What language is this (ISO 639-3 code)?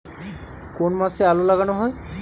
ben